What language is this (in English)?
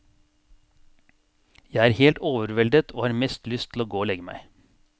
Norwegian